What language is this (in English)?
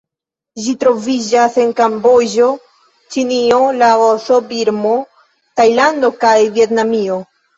Esperanto